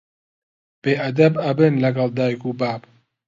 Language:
Central Kurdish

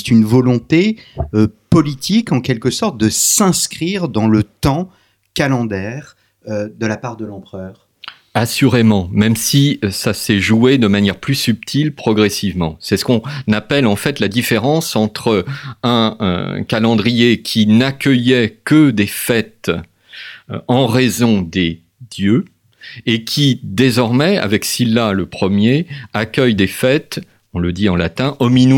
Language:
French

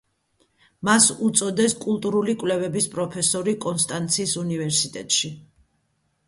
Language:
Georgian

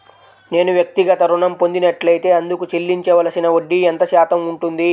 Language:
Telugu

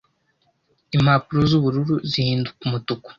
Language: Kinyarwanda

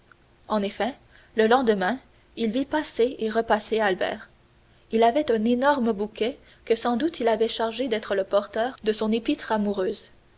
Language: French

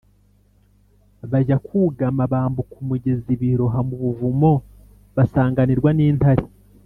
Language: Kinyarwanda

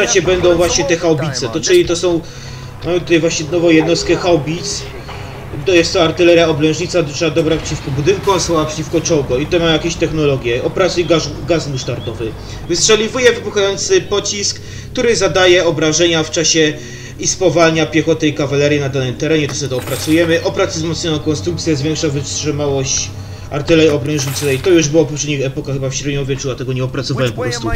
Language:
Polish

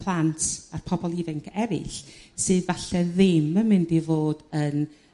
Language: Welsh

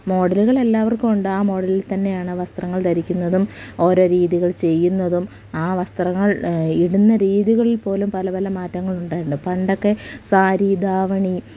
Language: Malayalam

